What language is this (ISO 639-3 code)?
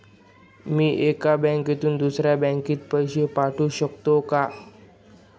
mar